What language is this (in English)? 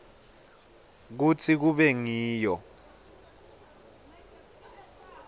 Swati